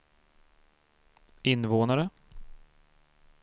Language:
Swedish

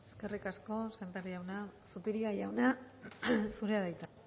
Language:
Basque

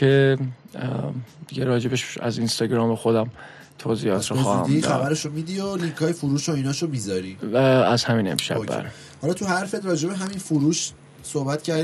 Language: Persian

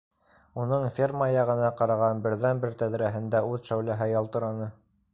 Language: Bashkir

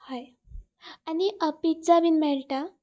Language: Konkani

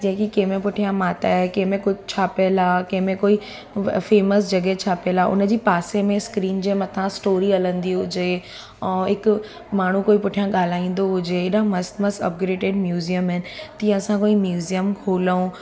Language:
Sindhi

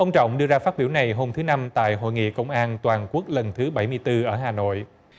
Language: Vietnamese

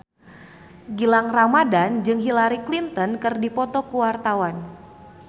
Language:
Sundanese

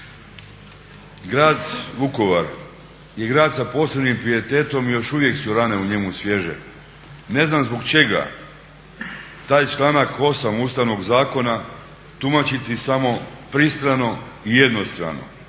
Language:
Croatian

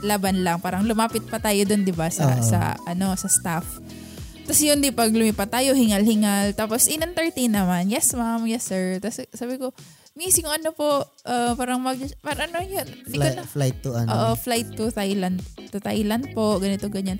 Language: Filipino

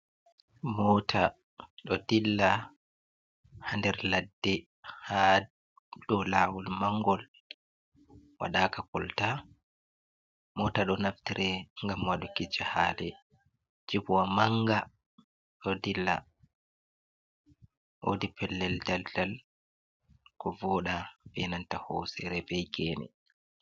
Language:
Fula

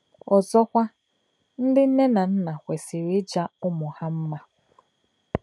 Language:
Igbo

